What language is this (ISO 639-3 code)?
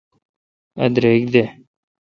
xka